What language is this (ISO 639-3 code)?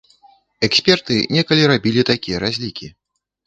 bel